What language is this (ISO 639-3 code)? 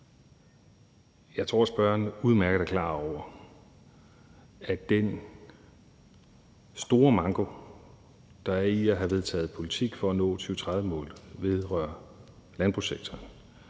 dan